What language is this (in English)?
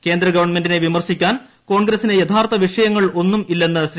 Malayalam